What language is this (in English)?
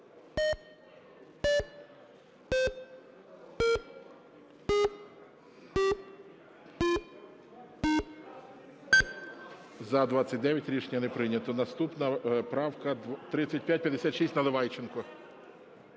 Ukrainian